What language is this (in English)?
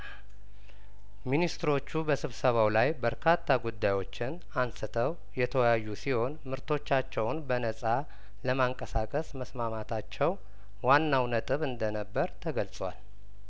Amharic